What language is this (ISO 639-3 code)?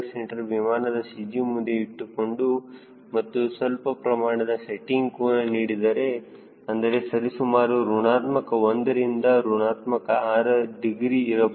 kan